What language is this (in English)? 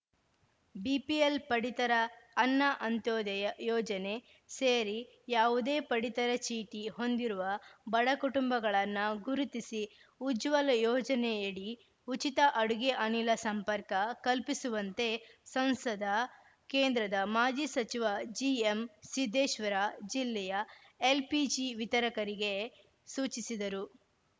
Kannada